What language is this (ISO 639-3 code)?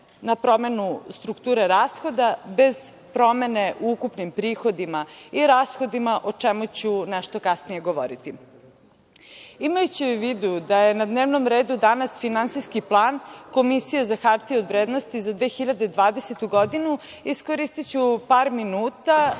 srp